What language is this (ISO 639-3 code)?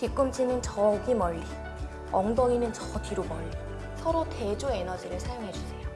kor